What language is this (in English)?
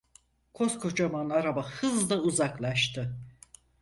Turkish